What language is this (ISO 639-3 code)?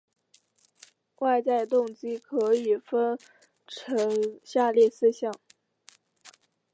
zho